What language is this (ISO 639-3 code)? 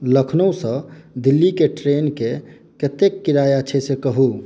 mai